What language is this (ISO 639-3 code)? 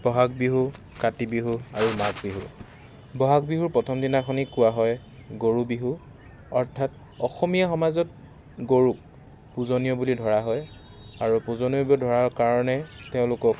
asm